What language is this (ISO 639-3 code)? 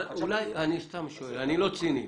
heb